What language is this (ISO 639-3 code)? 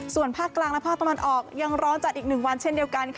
tha